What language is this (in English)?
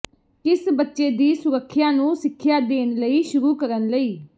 Punjabi